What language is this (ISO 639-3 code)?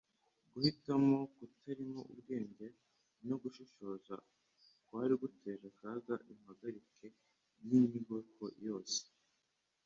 kin